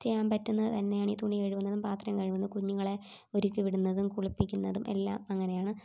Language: Malayalam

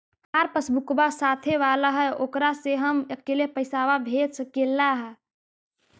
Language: Magahi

